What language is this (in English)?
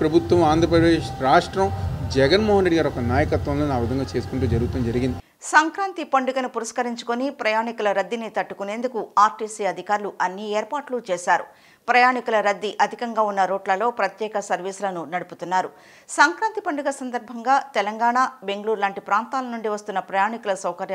Telugu